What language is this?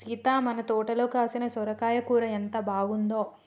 Telugu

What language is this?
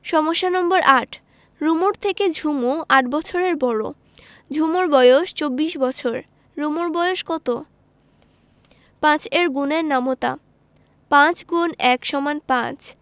Bangla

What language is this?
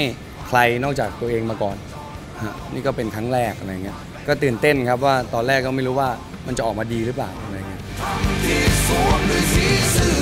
Thai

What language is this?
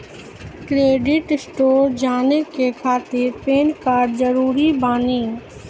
Maithili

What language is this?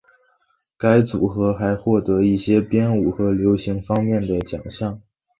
Chinese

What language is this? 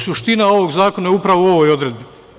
Serbian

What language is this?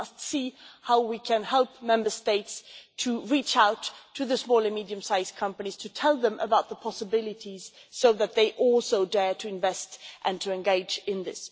English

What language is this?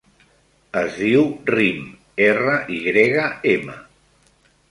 Catalan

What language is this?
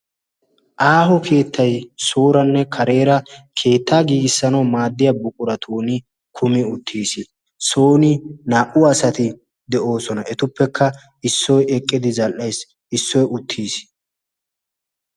Wolaytta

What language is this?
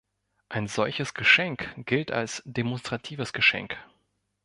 German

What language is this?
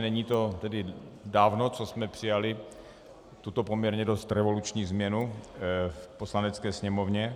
Czech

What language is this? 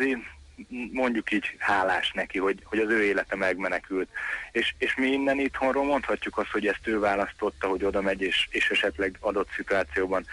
Hungarian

